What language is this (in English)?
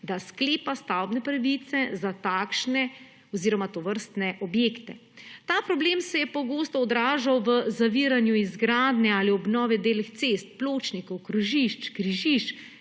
Slovenian